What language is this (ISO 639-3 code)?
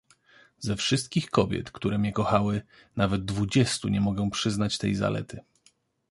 pol